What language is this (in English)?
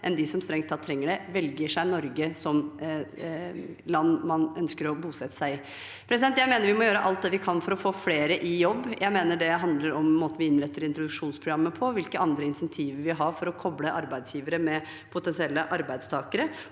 Norwegian